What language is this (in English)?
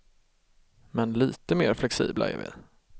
Swedish